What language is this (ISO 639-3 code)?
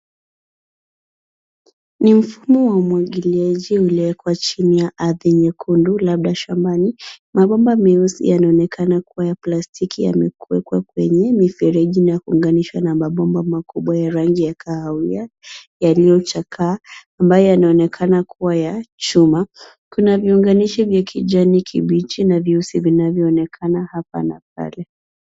swa